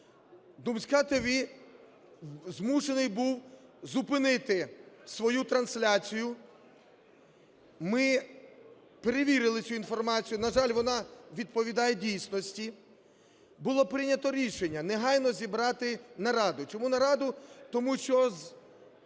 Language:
Ukrainian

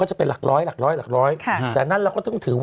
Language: Thai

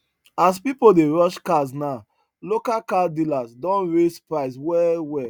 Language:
Nigerian Pidgin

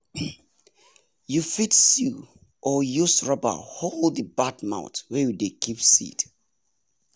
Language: Nigerian Pidgin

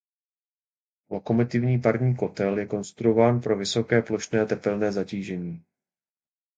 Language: Czech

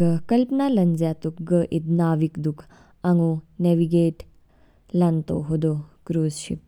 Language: Kinnauri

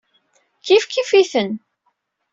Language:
Kabyle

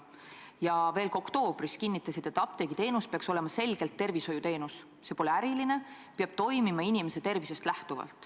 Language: Estonian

